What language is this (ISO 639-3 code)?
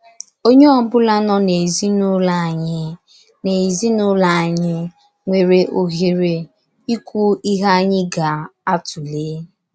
ibo